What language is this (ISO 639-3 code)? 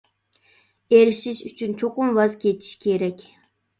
uig